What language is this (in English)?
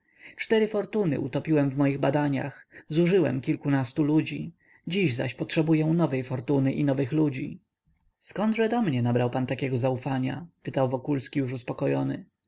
Polish